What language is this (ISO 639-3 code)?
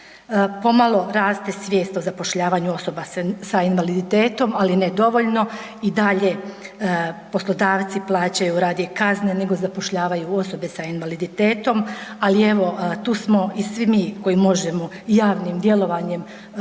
hrv